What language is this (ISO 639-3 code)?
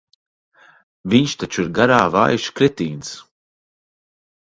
lav